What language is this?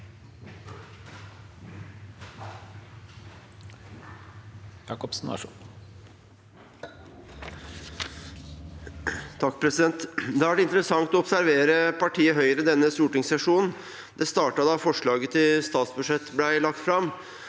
Norwegian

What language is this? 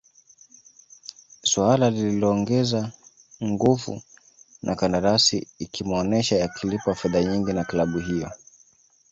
Swahili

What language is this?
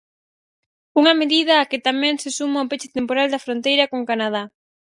Galician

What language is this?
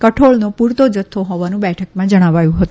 Gujarati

